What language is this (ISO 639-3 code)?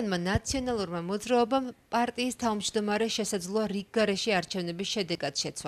ron